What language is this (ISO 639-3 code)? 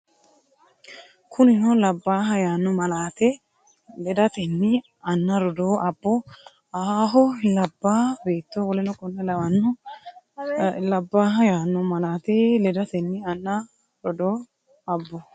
sid